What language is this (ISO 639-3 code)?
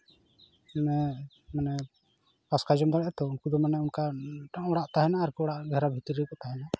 sat